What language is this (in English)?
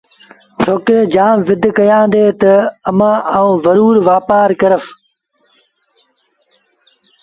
Sindhi Bhil